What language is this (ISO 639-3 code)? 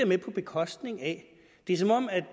dan